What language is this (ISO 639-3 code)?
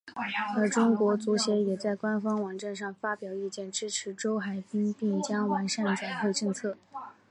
zho